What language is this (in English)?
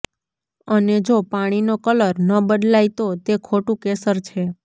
Gujarati